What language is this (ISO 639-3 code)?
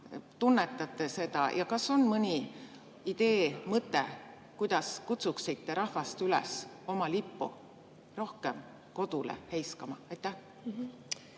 est